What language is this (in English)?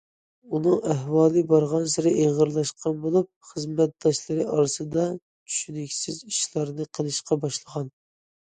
Uyghur